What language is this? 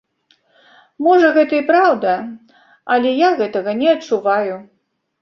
Belarusian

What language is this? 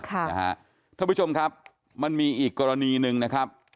Thai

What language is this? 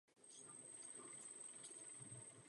Czech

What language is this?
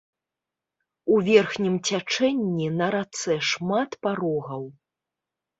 Belarusian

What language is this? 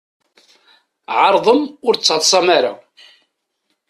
Kabyle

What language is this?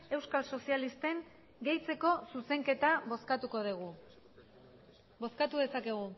Basque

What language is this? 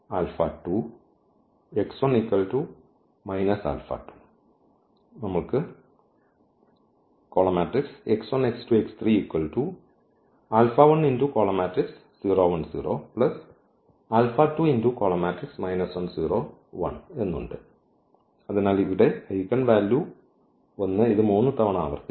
Malayalam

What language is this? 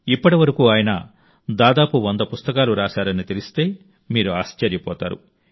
Telugu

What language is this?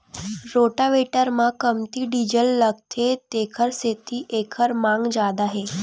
Chhattisgarhi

